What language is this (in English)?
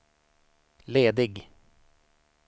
Swedish